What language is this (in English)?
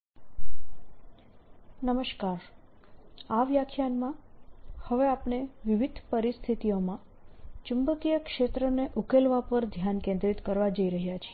Gujarati